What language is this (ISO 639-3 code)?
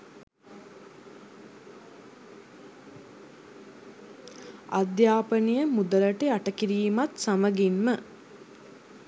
sin